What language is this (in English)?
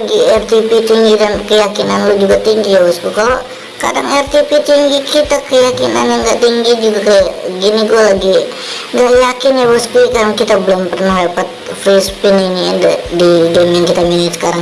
Indonesian